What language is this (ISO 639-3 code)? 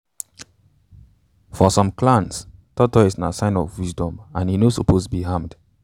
pcm